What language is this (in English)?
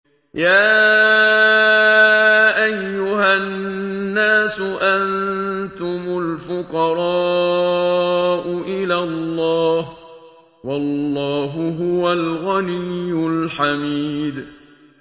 Arabic